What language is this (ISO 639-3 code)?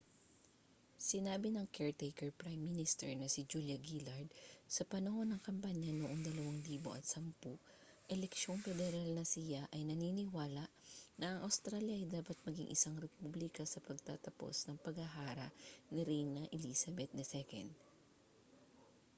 fil